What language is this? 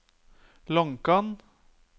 Norwegian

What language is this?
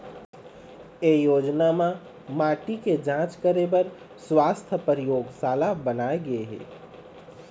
Chhattisgarhi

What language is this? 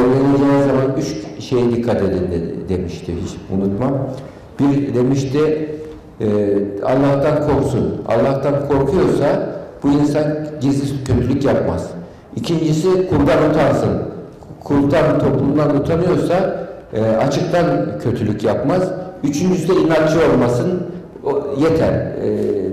Turkish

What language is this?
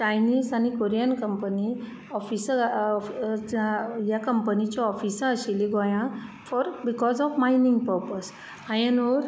Konkani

